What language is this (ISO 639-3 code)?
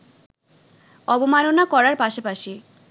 ben